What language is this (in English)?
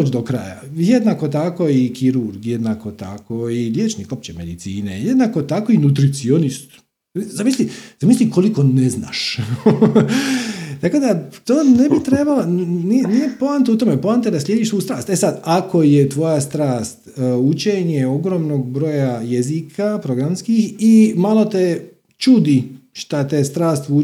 Croatian